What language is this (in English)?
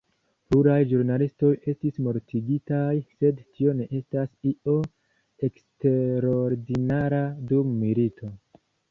Esperanto